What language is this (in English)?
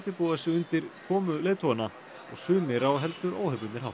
Icelandic